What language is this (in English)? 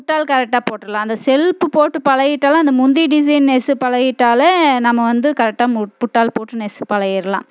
Tamil